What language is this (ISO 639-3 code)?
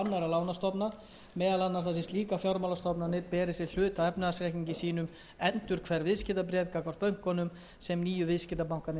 isl